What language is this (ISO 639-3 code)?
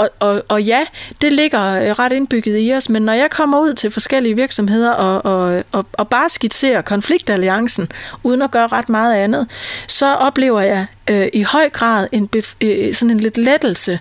dan